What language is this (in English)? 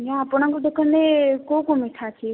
Odia